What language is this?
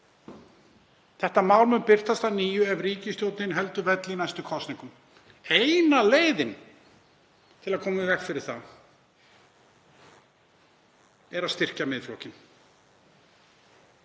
Icelandic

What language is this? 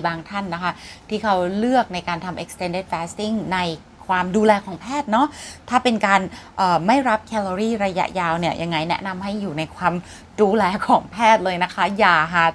Thai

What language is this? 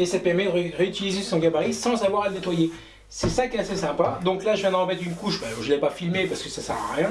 French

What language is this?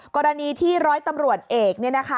Thai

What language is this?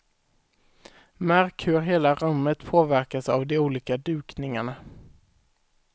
Swedish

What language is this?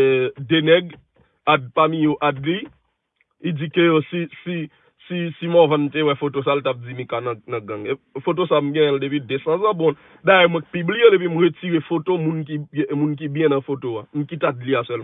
French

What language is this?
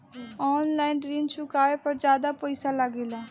Bhojpuri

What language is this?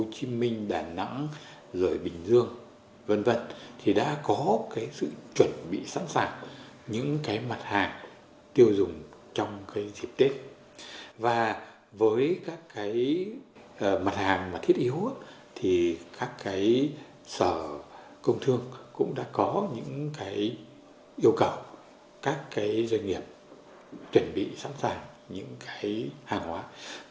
Vietnamese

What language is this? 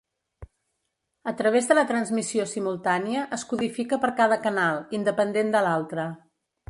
Catalan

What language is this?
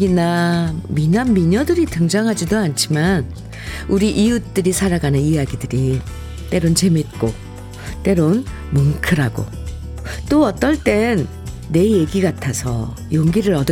Korean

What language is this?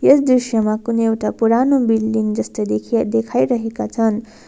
Nepali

